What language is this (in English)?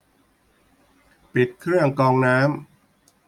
Thai